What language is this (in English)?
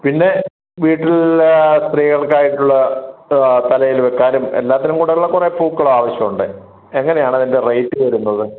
Malayalam